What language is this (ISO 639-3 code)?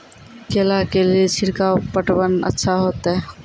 mai